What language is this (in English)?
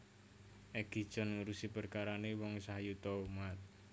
Javanese